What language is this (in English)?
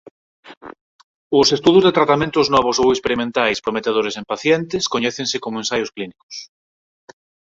Galician